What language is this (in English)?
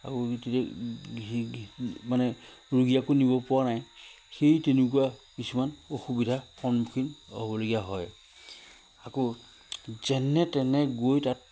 Assamese